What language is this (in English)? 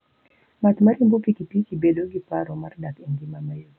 Luo (Kenya and Tanzania)